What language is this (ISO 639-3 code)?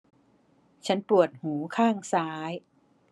tha